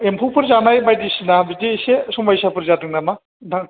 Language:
Bodo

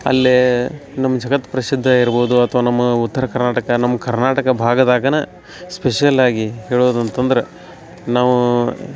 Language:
Kannada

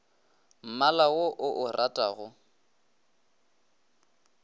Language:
Northern Sotho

